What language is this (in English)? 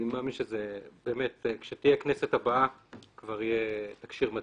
Hebrew